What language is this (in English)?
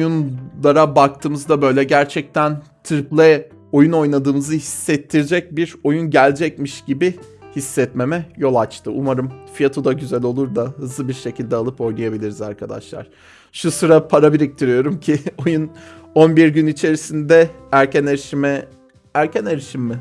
Turkish